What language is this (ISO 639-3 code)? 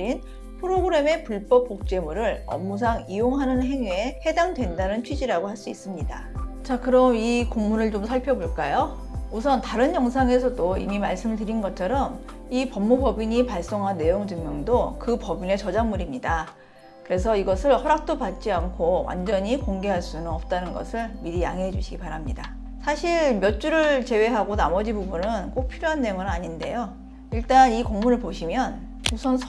kor